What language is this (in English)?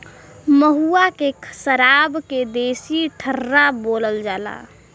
Bhojpuri